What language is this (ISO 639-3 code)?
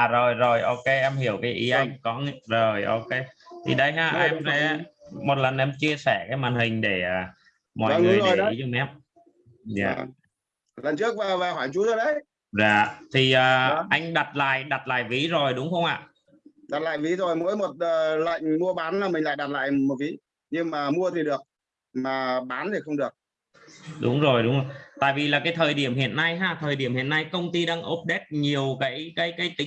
vie